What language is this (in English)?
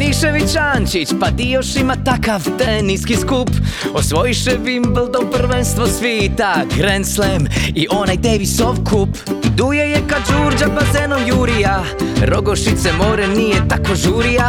Croatian